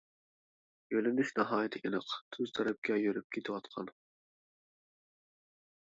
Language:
Uyghur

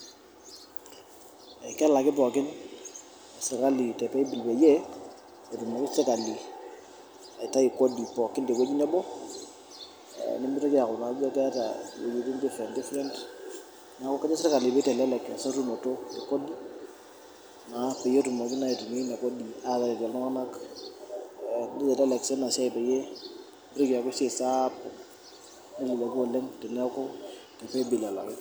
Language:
Masai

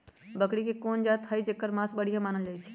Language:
Magahi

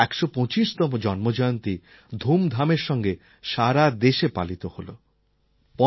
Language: Bangla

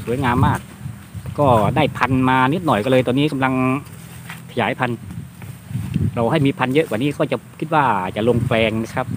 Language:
Thai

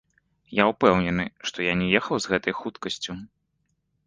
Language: Belarusian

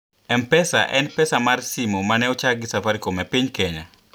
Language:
Luo (Kenya and Tanzania)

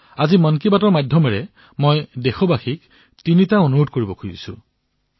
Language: Assamese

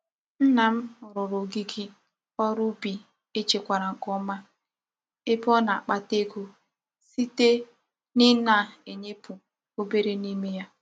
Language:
Igbo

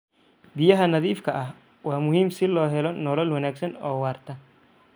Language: Somali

